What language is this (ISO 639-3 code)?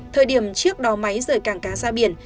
vie